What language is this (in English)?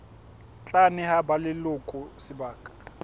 Southern Sotho